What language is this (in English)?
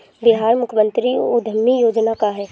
Bhojpuri